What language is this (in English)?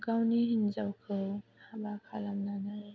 Bodo